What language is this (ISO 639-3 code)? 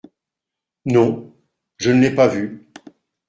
fra